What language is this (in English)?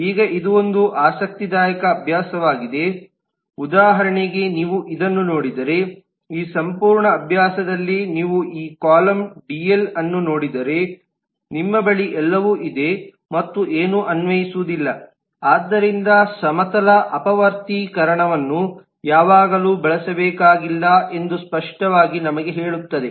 Kannada